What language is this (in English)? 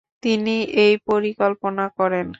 Bangla